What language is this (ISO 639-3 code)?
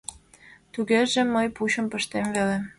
chm